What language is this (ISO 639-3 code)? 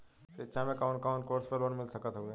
bho